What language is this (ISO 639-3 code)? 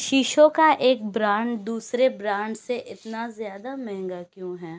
urd